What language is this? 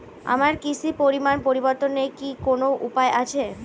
Bangla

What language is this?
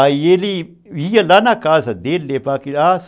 Portuguese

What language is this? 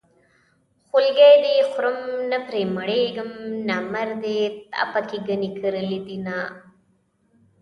Pashto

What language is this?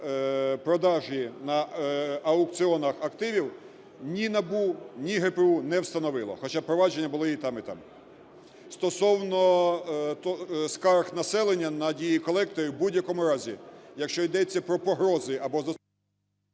Ukrainian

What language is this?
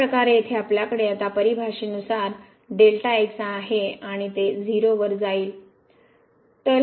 Marathi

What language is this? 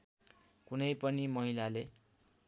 Nepali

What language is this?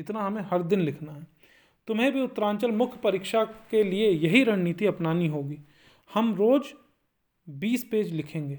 Hindi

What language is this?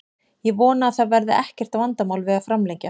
Icelandic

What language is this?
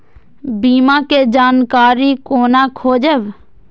Maithili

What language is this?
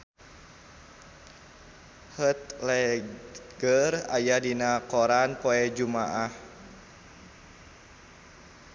Sundanese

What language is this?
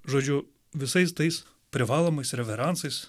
Lithuanian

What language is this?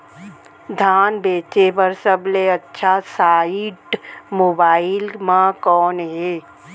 Chhattisgarhi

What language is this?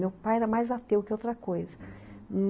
Portuguese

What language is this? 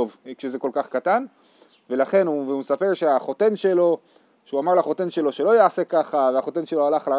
Hebrew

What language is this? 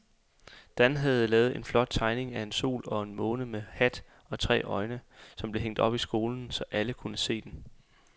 Danish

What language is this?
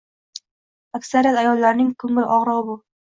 Uzbek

